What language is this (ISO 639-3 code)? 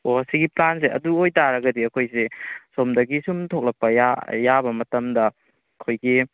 mni